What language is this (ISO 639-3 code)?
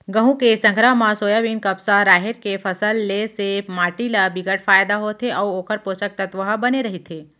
hne